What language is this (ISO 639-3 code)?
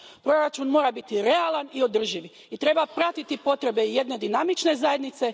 hrv